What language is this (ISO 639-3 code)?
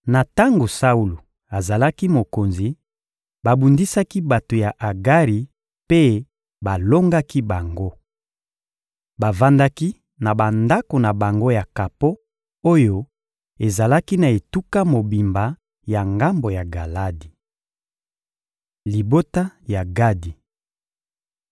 lin